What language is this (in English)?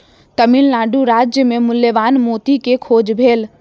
Maithili